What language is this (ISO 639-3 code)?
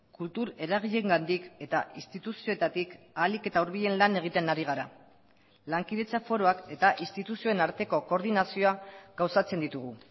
eus